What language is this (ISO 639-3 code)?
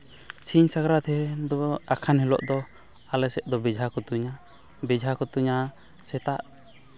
sat